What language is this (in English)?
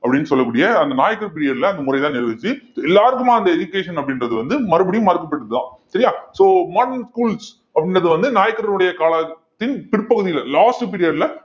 Tamil